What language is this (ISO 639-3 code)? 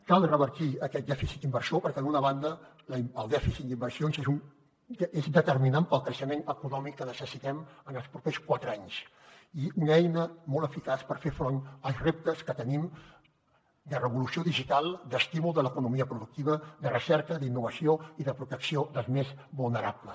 cat